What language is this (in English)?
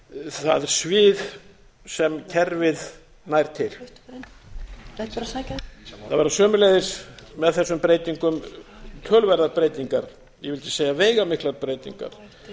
Icelandic